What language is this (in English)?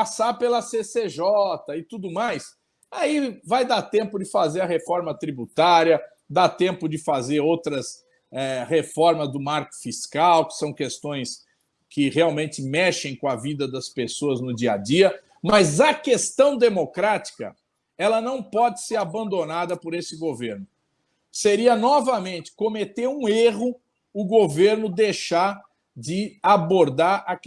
Portuguese